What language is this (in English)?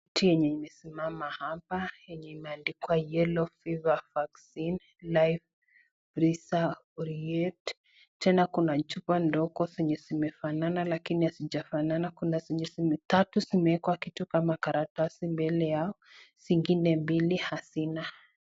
Swahili